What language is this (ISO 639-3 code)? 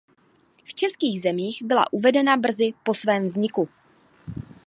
ces